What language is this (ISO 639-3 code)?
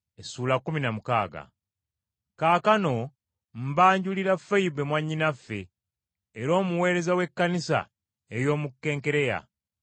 lug